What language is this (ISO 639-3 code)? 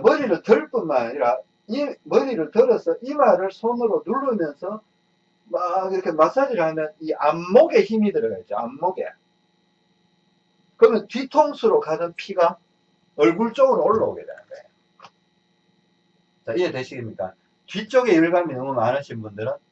kor